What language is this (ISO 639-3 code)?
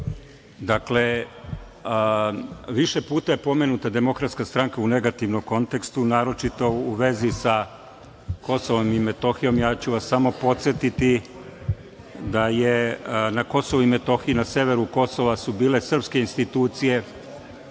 srp